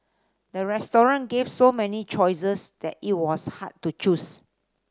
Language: English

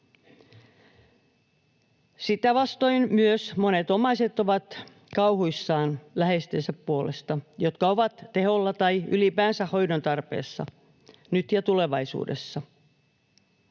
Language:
Finnish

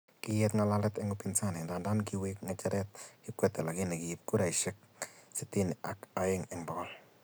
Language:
Kalenjin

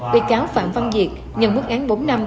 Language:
Vietnamese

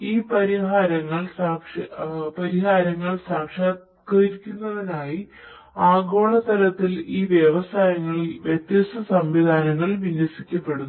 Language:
Malayalam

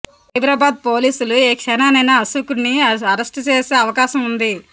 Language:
Telugu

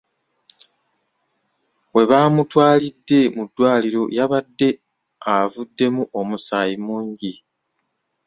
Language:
Ganda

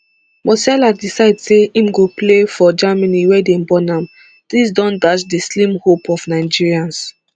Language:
Nigerian Pidgin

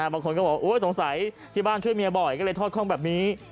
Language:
Thai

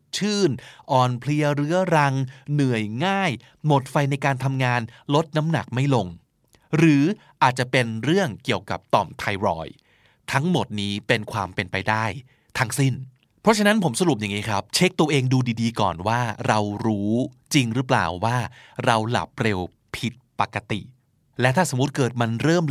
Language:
Thai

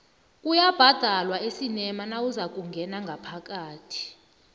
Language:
South Ndebele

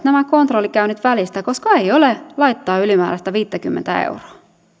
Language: Finnish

